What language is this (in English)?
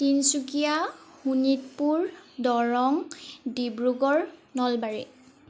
Assamese